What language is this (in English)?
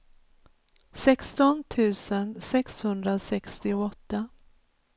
Swedish